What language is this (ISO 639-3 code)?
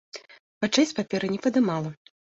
bel